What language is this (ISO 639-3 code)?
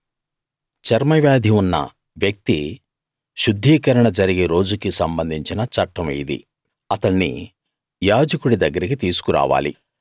tel